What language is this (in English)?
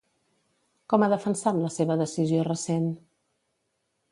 Catalan